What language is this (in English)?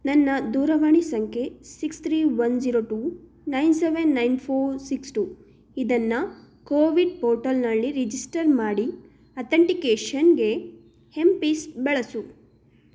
Kannada